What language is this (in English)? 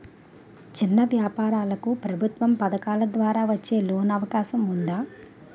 Telugu